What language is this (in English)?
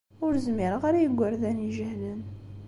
Kabyle